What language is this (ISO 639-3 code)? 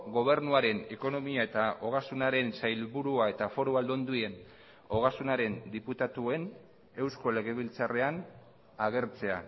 eus